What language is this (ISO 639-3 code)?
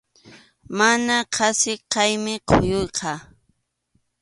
qxu